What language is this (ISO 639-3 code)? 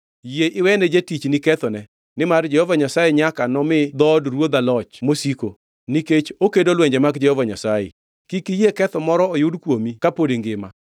luo